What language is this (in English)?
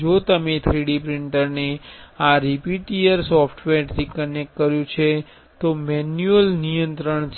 Gujarati